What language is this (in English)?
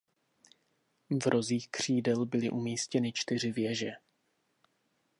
Czech